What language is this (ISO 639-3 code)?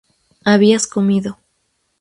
spa